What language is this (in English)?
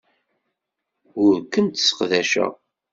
Kabyle